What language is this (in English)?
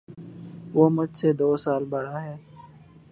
Urdu